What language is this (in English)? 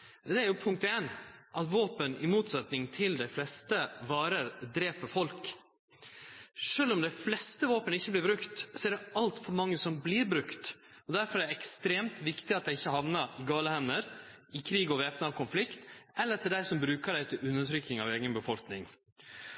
Norwegian Nynorsk